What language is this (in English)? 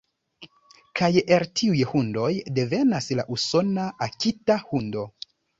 Esperanto